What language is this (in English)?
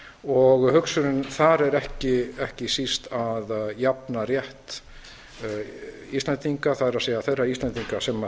Icelandic